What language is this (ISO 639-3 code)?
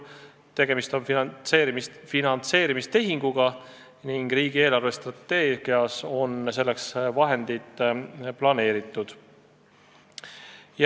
est